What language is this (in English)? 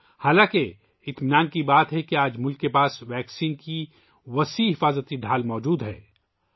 Urdu